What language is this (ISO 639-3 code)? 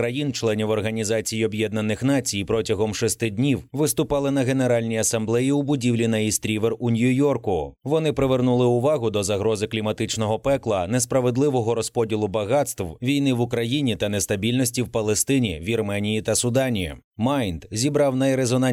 ukr